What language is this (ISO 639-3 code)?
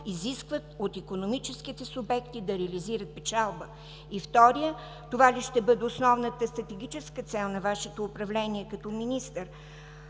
bul